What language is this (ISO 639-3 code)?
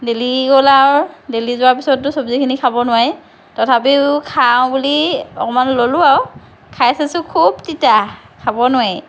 asm